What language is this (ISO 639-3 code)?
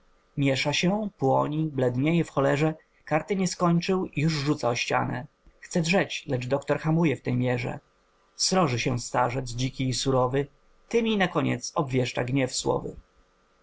pol